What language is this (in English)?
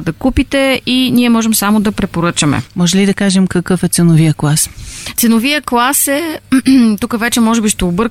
Bulgarian